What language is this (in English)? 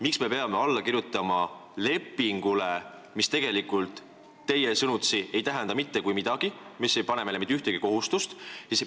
Estonian